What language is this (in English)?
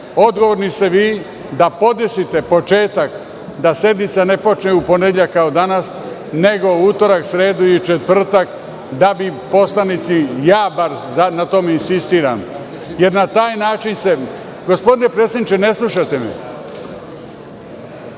Serbian